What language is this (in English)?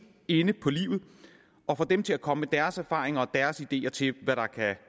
Danish